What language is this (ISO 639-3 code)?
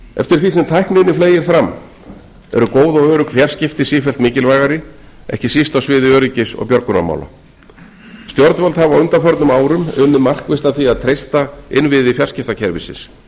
isl